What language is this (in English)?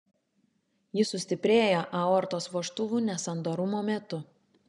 Lithuanian